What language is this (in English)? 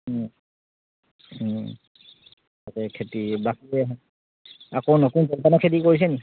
Assamese